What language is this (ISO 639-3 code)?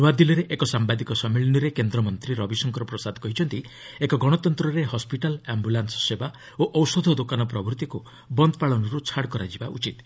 ori